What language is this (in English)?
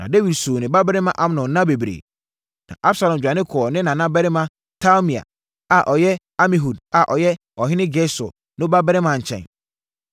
Akan